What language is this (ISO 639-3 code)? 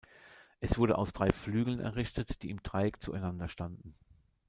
deu